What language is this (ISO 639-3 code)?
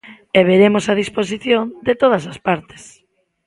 glg